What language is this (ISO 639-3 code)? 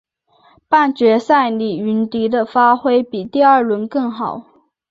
zho